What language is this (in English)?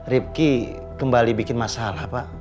Indonesian